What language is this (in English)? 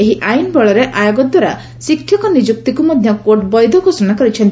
Odia